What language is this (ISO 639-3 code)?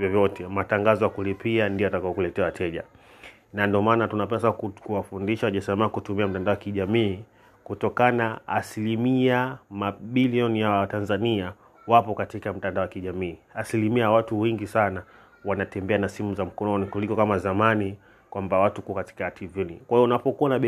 swa